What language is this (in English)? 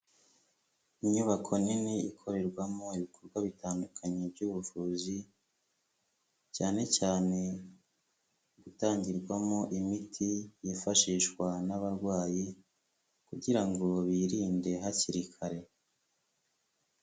Kinyarwanda